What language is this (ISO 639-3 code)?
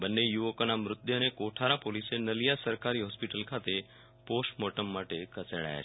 guj